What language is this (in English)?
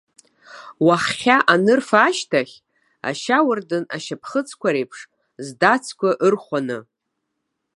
Abkhazian